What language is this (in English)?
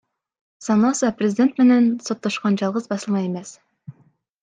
Kyrgyz